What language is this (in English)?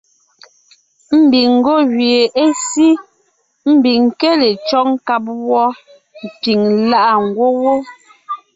Ngiemboon